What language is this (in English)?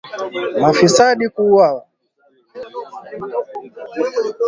Swahili